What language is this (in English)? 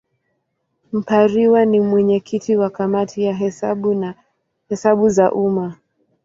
Swahili